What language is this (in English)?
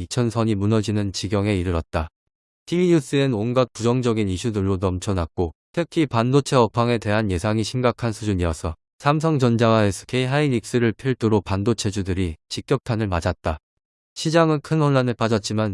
Korean